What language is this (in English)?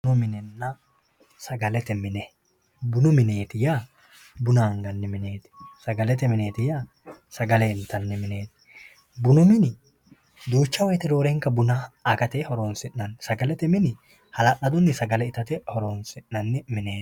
Sidamo